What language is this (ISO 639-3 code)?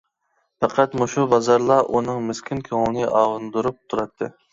uig